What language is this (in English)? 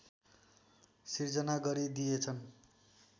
Nepali